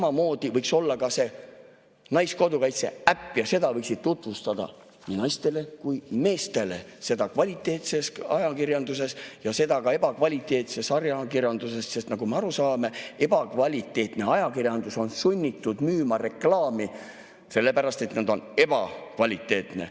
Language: Estonian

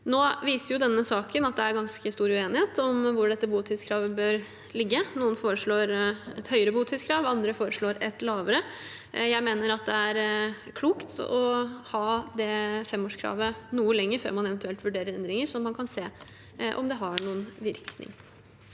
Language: Norwegian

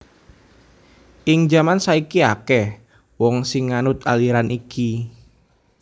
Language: Javanese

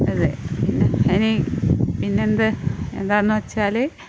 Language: Malayalam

